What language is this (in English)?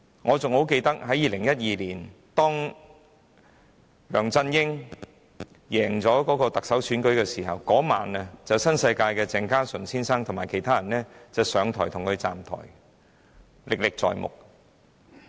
Cantonese